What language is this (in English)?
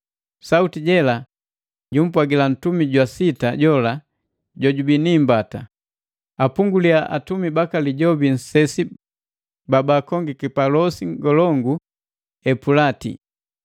Matengo